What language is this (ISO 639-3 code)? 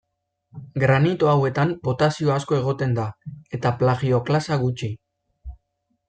eus